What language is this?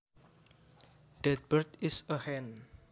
Javanese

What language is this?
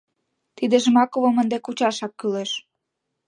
Mari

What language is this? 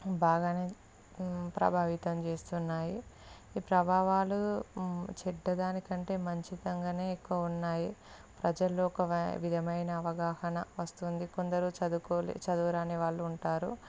Telugu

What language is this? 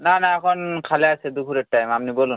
Bangla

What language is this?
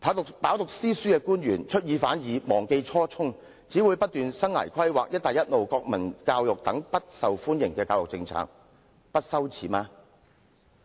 Cantonese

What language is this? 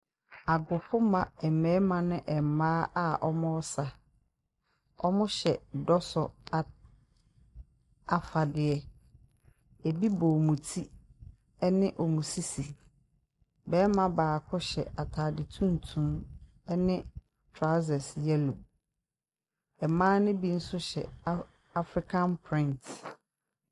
Akan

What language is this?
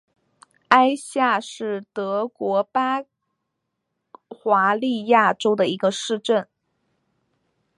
Chinese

